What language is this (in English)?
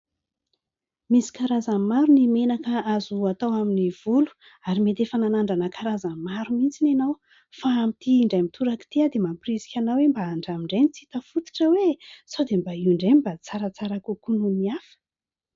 Malagasy